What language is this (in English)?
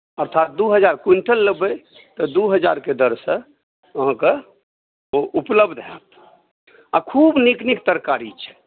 Maithili